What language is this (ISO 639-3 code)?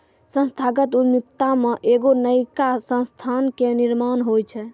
mai